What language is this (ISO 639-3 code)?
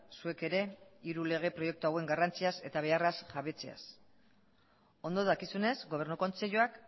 eus